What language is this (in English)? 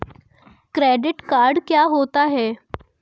Hindi